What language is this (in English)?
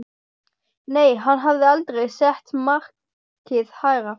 Icelandic